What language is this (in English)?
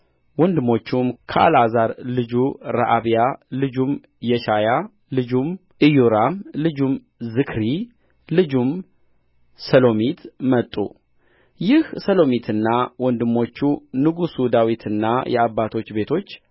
Amharic